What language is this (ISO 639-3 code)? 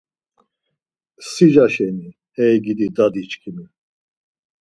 lzz